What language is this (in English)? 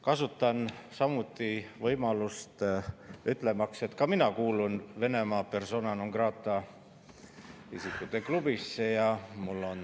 Estonian